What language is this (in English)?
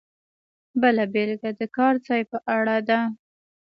Pashto